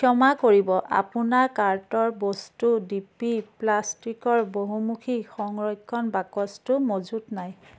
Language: Assamese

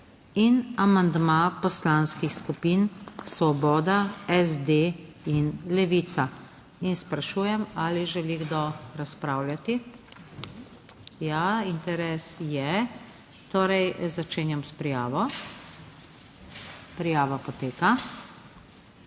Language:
Slovenian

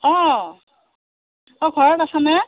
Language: Assamese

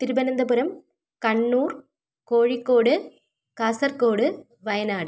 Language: Malayalam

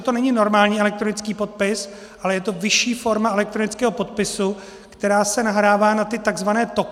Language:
Czech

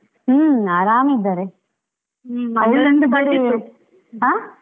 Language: Kannada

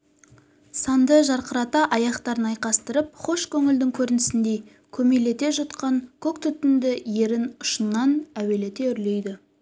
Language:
Kazakh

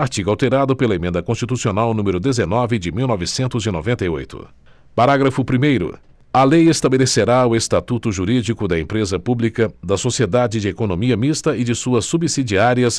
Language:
Portuguese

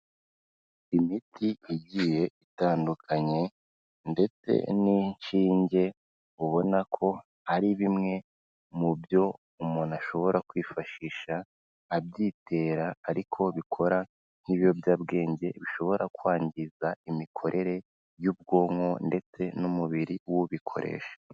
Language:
Kinyarwanda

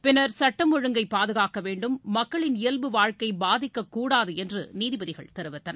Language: Tamil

